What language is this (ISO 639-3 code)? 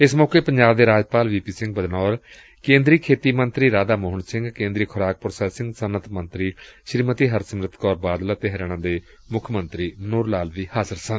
pan